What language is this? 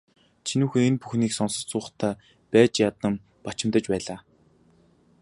Mongolian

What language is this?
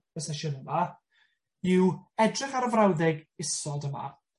Welsh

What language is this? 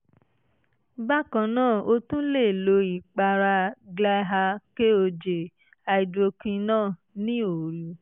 Yoruba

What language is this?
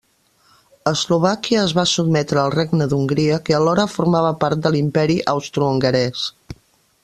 Catalan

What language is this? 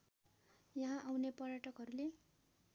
Nepali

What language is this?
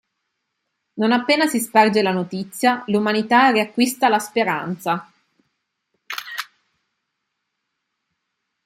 Italian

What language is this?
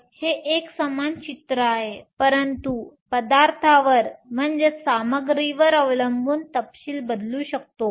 Marathi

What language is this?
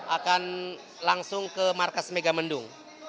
Indonesian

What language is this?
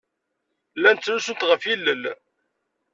Kabyle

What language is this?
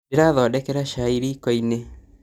Kikuyu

